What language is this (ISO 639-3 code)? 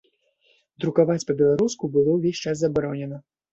bel